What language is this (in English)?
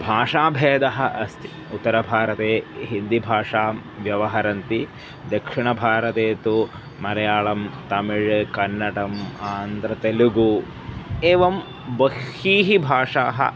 Sanskrit